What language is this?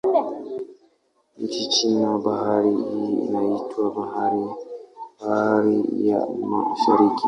Swahili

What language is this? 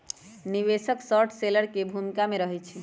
Magahi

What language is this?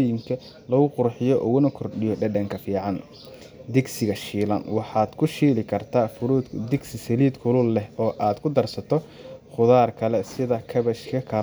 Somali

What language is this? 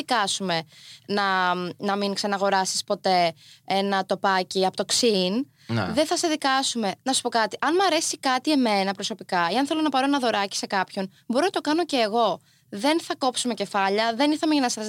Greek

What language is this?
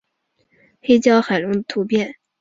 Chinese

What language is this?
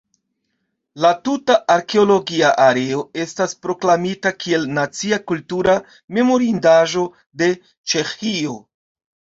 Esperanto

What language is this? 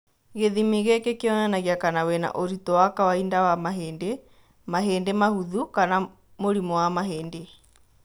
Kikuyu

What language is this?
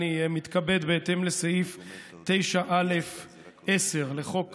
Hebrew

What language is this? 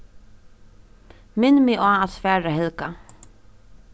Faroese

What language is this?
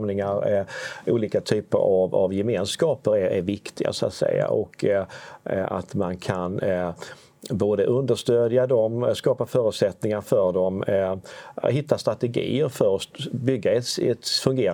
Swedish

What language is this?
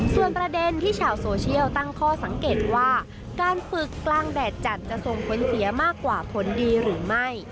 Thai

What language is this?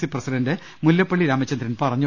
Malayalam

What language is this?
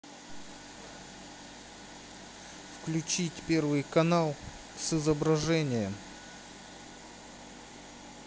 Russian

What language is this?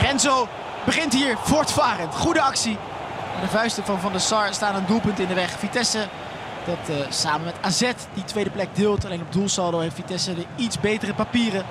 Dutch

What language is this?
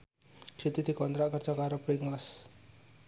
Javanese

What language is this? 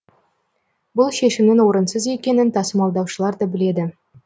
Kazakh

